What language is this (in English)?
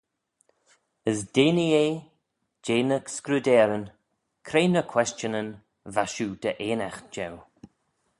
Manx